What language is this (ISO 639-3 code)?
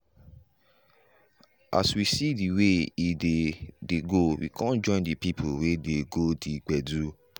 pcm